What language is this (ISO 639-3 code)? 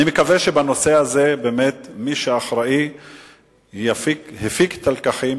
heb